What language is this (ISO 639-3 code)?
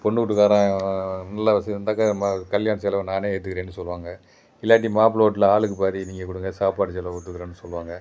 tam